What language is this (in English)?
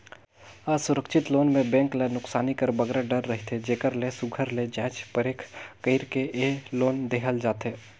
Chhattisgarhi